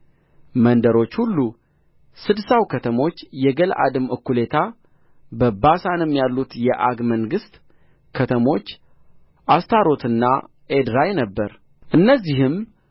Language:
Amharic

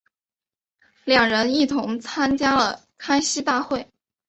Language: Chinese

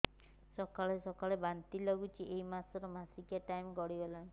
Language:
Odia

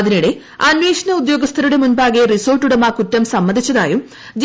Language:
Malayalam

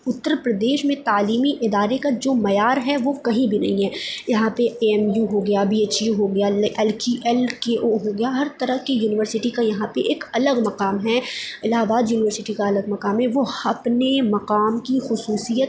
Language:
Urdu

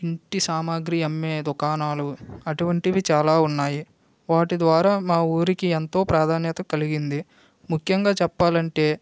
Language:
Telugu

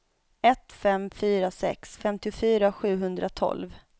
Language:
Swedish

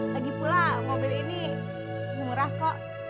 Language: Indonesian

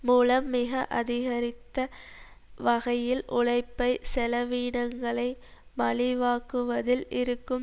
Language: Tamil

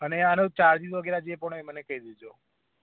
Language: Gujarati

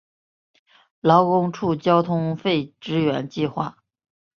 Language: Chinese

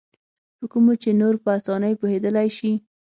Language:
Pashto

